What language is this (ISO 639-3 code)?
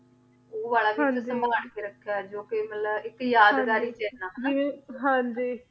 pan